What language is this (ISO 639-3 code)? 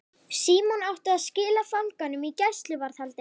isl